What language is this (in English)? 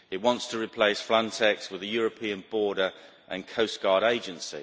English